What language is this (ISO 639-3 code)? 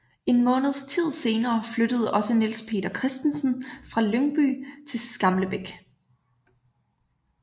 dan